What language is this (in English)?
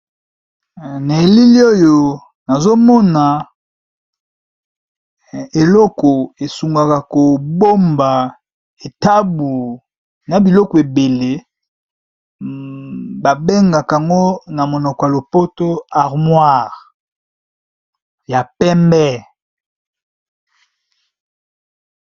Lingala